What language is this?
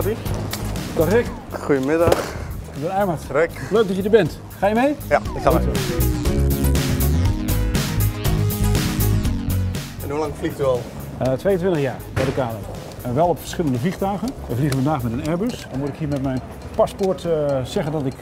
Dutch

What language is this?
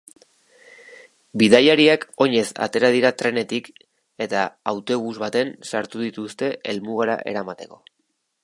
Basque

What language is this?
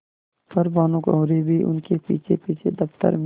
Hindi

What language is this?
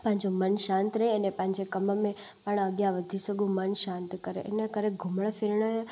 Sindhi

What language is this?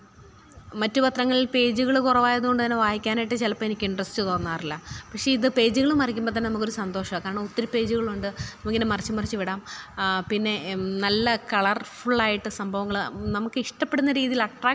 Malayalam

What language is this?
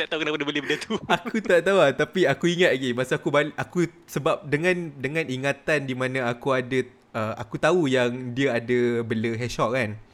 Malay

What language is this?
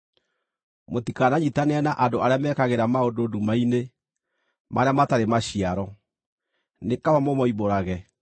Kikuyu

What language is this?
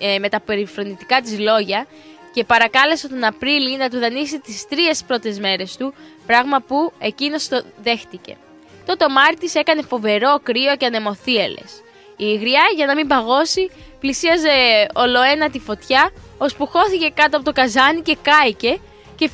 Greek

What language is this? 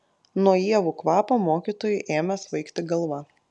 Lithuanian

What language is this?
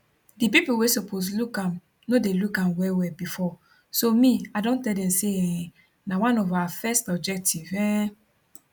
Nigerian Pidgin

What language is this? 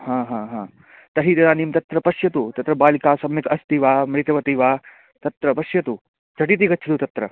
Sanskrit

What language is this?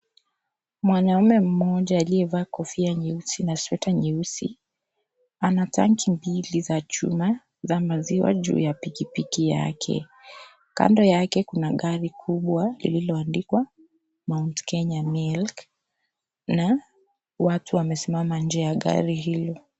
Swahili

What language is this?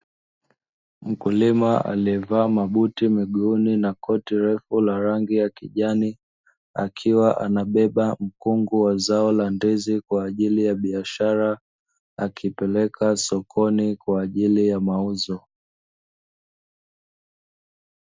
Swahili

